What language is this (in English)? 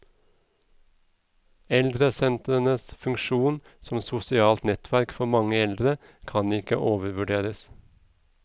Norwegian